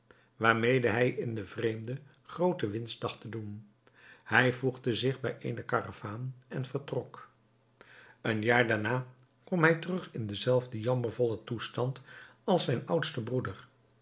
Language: Dutch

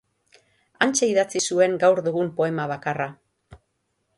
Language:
Basque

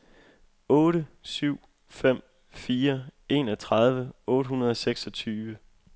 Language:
Danish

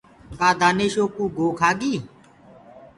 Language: Gurgula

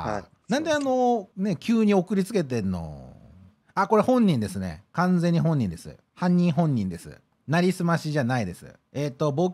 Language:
Japanese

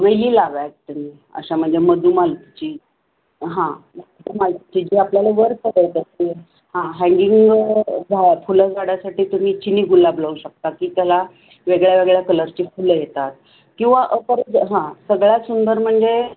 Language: Marathi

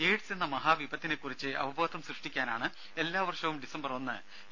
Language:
Malayalam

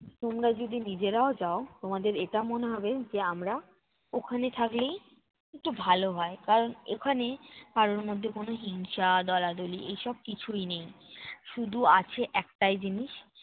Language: Bangla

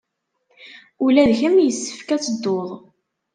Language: Kabyle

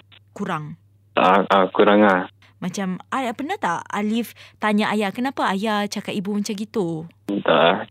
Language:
Malay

